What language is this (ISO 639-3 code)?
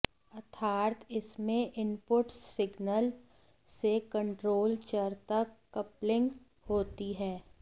hin